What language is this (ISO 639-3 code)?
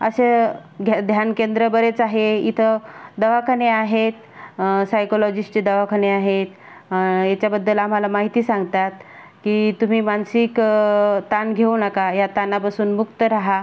mar